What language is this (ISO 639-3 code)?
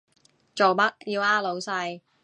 yue